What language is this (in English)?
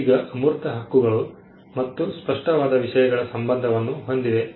Kannada